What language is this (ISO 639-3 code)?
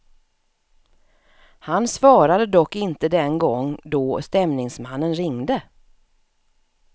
swe